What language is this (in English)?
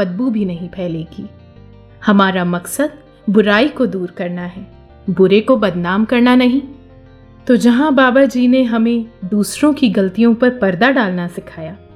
Hindi